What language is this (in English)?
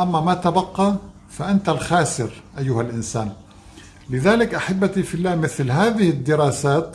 Arabic